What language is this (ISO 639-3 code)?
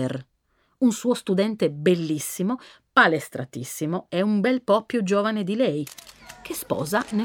ita